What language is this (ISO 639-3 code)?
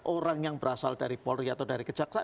ind